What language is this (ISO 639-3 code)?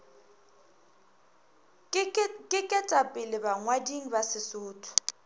nso